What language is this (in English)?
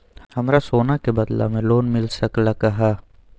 Magahi